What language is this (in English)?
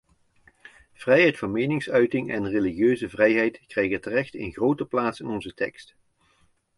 Dutch